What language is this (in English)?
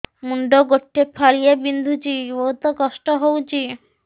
Odia